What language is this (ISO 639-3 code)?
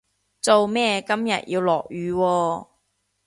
yue